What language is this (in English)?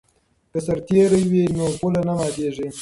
Pashto